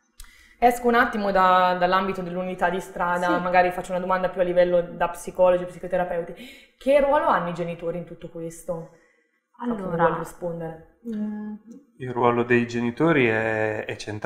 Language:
Italian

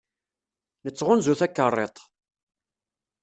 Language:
Kabyle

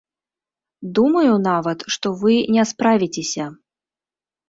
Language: Belarusian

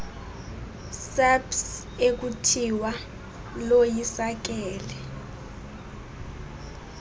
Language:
Xhosa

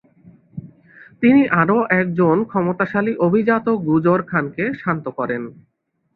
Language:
Bangla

